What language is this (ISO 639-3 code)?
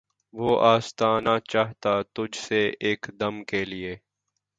urd